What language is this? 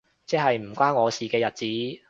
Cantonese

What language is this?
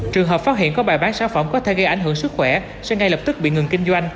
Vietnamese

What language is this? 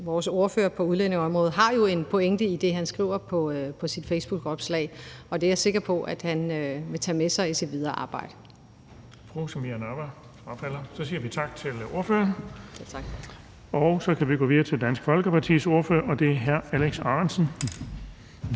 Danish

